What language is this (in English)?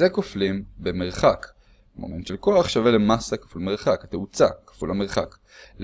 Hebrew